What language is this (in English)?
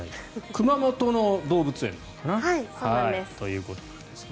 Japanese